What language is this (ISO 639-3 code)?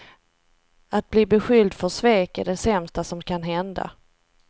swe